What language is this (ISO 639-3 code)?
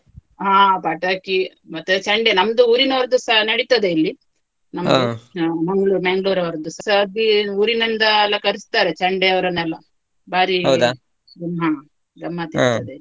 kan